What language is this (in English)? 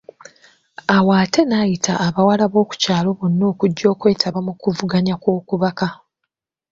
Ganda